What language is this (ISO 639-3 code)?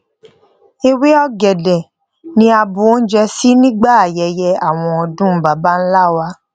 yor